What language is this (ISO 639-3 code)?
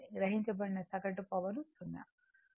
tel